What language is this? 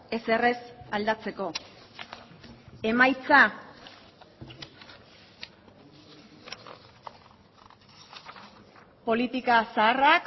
Basque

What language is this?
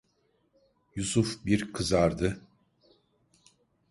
Turkish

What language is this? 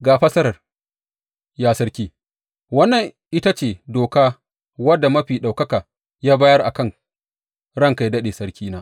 Hausa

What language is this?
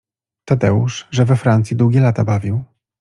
Polish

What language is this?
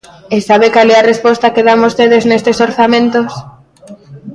Galician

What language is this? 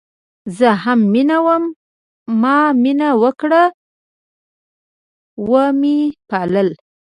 Pashto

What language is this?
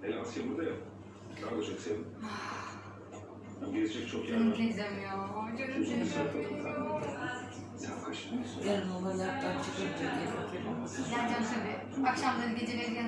Turkish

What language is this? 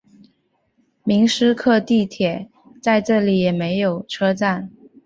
Chinese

